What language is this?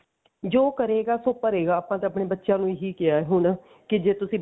Punjabi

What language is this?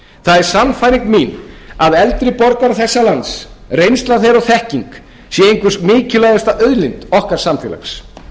Icelandic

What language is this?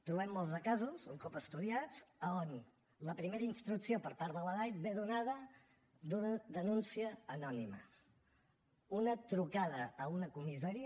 Catalan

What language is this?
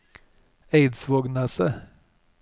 Norwegian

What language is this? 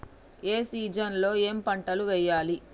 Telugu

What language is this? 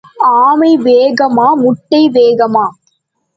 Tamil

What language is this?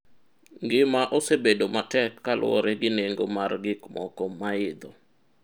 Luo (Kenya and Tanzania)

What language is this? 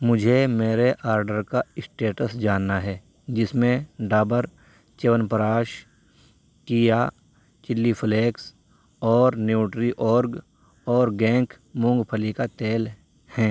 Urdu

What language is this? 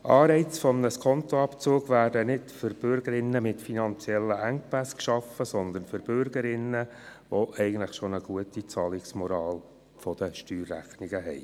Swiss German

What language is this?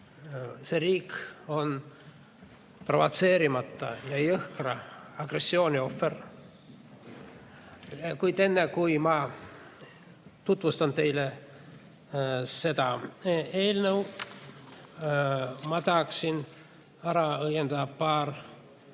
Estonian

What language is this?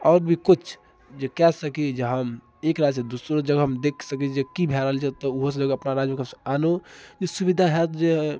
Maithili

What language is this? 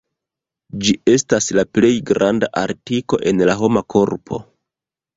Esperanto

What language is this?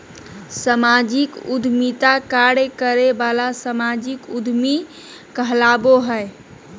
Magahi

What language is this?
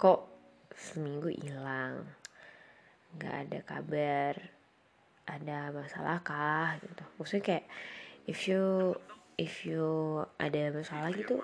Indonesian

